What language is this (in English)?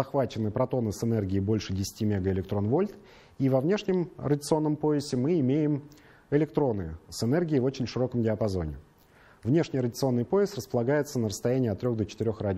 Russian